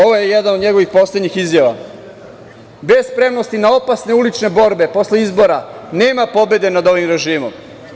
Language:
Serbian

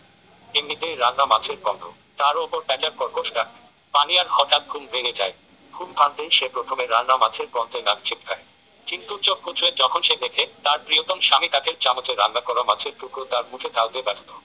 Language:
Bangla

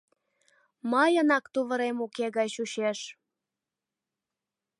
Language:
Mari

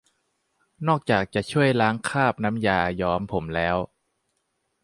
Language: Thai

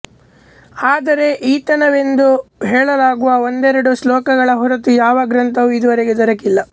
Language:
Kannada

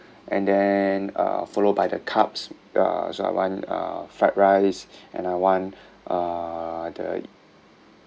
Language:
English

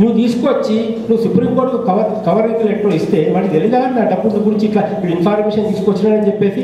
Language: Telugu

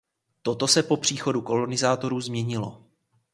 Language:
Czech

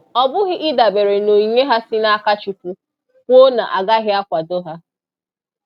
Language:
Igbo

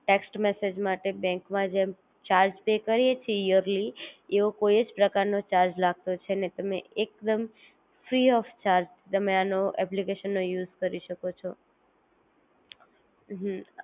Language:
Gujarati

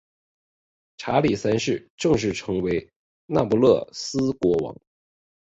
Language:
Chinese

